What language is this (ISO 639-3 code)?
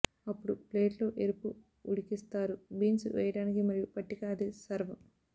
tel